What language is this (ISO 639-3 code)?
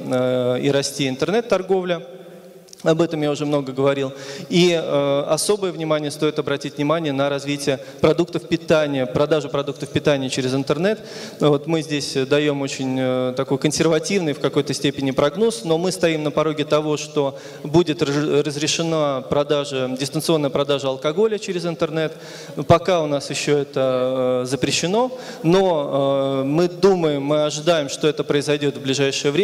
rus